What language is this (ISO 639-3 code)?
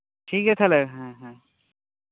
sat